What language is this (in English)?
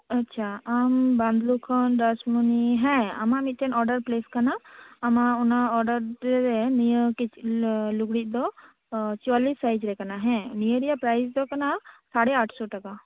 Santali